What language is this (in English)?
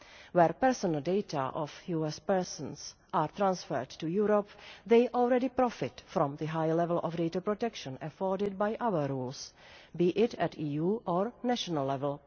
English